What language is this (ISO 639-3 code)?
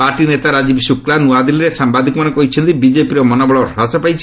ori